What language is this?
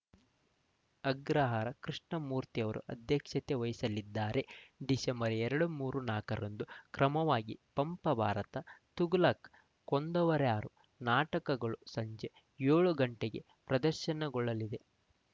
Kannada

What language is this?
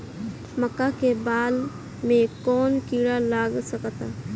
Bhojpuri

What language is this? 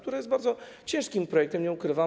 Polish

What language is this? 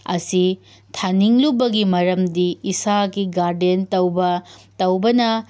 Manipuri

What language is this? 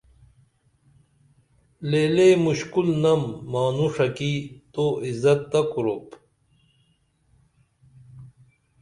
Dameli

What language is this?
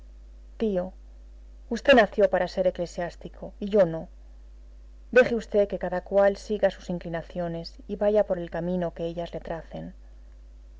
Spanish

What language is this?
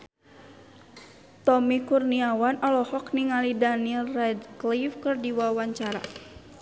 Sundanese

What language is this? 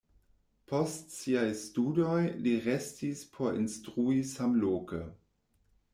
Esperanto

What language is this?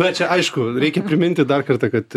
Lithuanian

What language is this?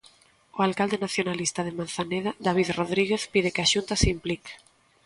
Galician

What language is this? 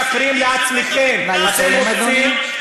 Hebrew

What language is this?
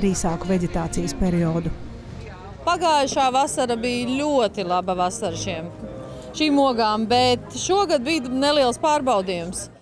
Latvian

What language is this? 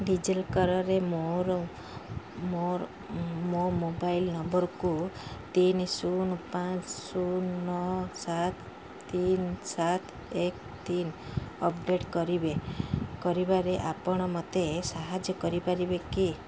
Odia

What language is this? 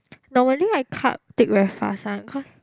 English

